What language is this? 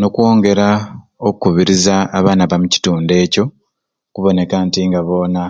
Ruuli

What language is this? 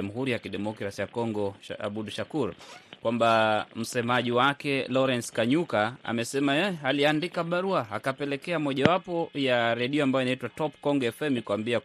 Swahili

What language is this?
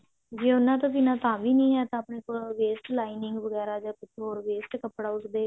Punjabi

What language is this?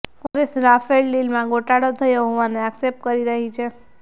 Gujarati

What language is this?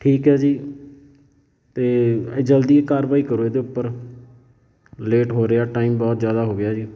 Punjabi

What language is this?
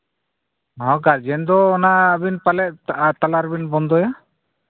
Santali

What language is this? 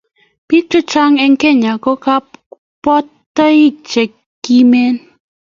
Kalenjin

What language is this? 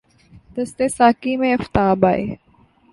Urdu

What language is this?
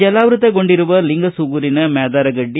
Kannada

